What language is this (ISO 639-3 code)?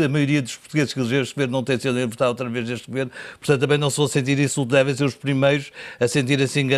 por